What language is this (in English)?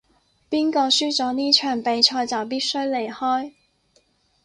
Cantonese